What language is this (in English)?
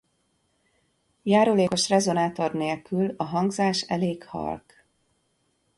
Hungarian